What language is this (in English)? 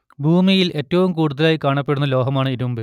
Malayalam